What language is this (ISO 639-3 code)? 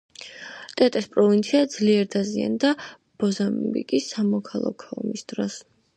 kat